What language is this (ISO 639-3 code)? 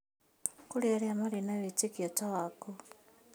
kik